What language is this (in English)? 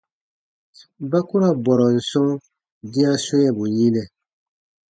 Baatonum